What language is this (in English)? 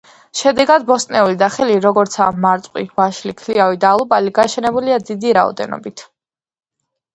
Georgian